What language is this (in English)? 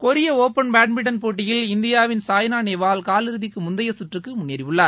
Tamil